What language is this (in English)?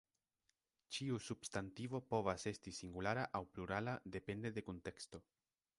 Esperanto